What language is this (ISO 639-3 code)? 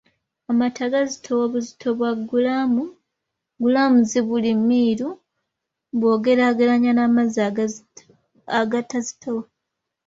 lug